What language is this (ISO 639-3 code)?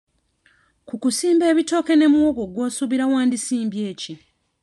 lug